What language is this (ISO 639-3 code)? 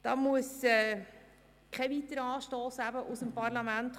gsw